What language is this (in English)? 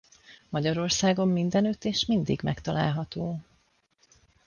Hungarian